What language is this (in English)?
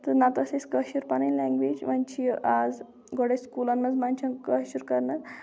Kashmiri